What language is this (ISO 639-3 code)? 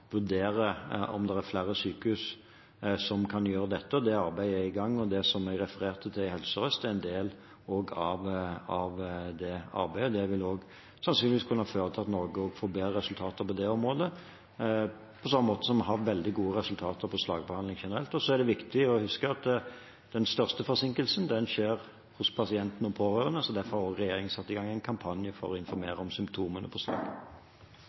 nob